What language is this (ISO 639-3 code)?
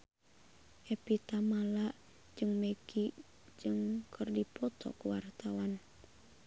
sun